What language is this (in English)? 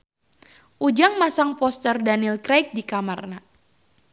Sundanese